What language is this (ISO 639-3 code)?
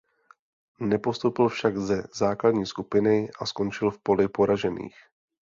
ces